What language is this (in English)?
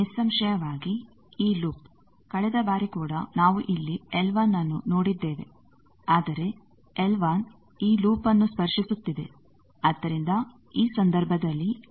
Kannada